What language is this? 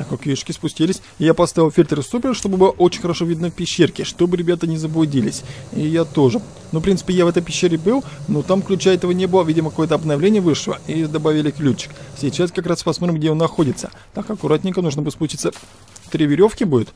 Russian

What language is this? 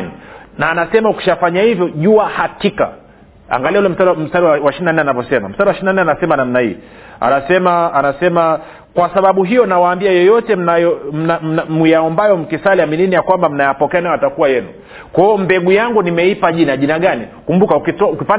Swahili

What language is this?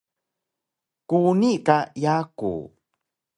Taroko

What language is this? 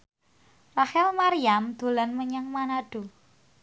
Javanese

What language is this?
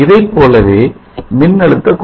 Tamil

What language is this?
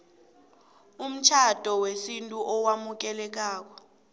South Ndebele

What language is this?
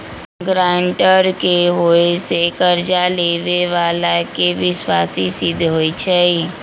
Magahi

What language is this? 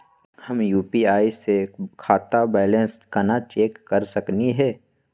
Magahi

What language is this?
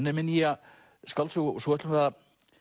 Icelandic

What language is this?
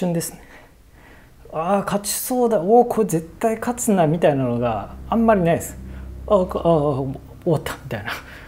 Japanese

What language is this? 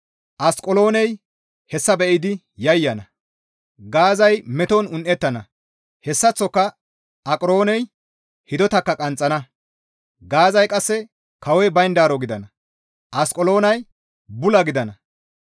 Gamo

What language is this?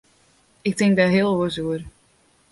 Western Frisian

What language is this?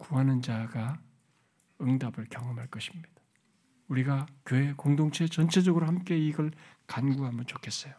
Korean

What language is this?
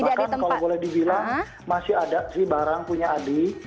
Indonesian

